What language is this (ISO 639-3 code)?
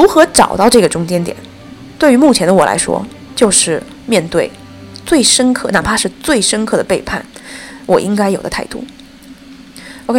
zho